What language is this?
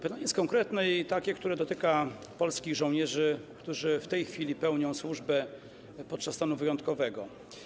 Polish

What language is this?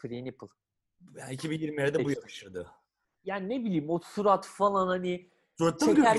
Turkish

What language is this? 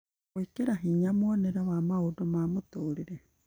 Kikuyu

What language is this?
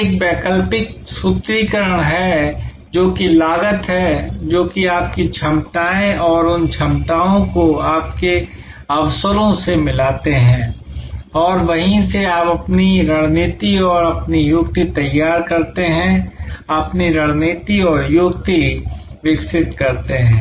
Hindi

